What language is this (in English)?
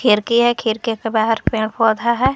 Hindi